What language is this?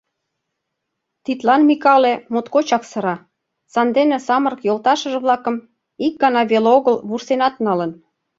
Mari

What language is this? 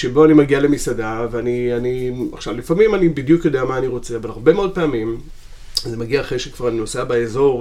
Hebrew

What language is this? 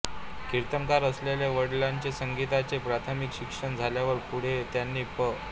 Marathi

